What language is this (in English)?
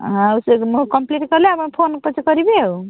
Odia